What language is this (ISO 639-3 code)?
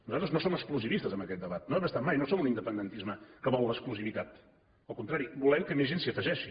cat